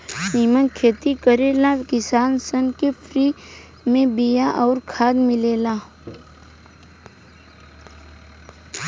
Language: Bhojpuri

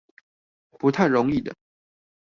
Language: Chinese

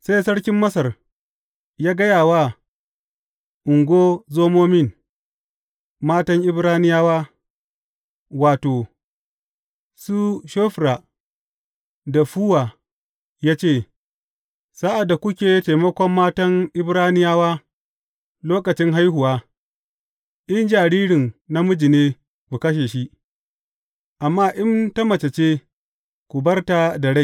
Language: Hausa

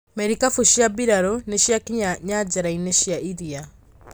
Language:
Kikuyu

